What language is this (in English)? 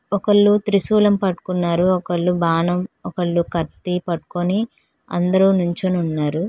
Telugu